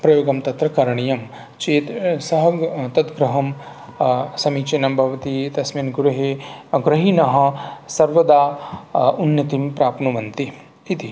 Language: Sanskrit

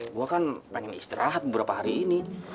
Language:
Indonesian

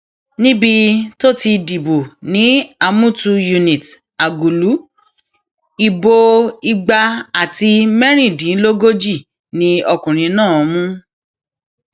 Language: Yoruba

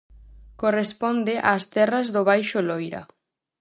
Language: Galician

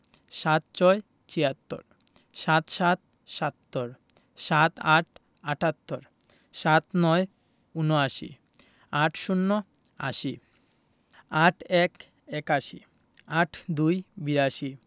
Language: Bangla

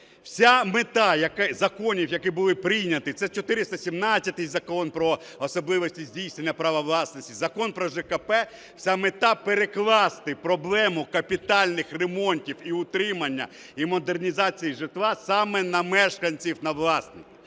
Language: Ukrainian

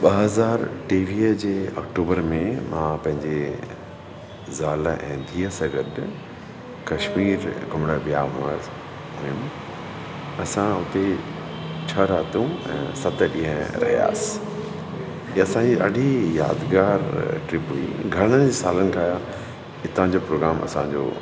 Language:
Sindhi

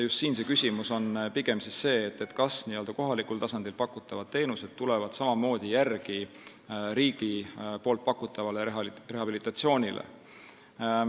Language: Estonian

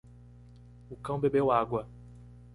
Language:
Portuguese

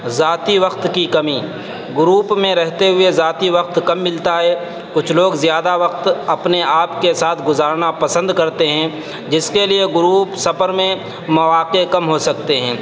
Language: Urdu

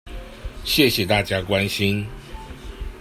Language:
Chinese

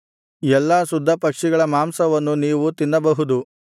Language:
Kannada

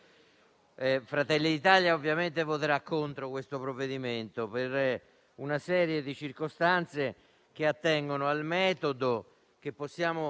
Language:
Italian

